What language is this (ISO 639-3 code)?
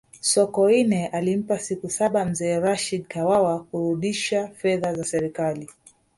swa